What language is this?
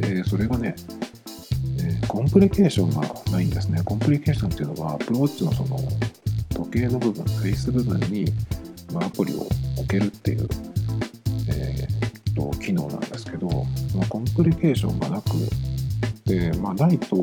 Japanese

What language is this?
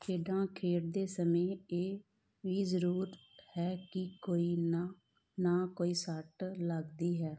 Punjabi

